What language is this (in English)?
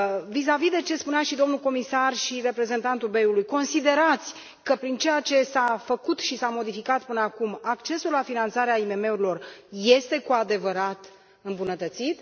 Romanian